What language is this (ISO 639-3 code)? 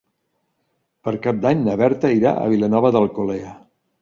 cat